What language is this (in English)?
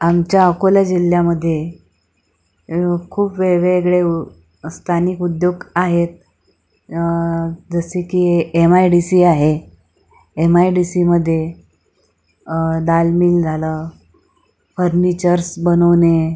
Marathi